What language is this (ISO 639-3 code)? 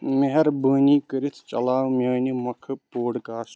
kas